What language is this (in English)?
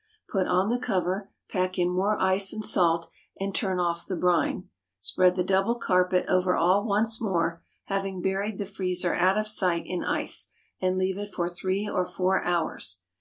English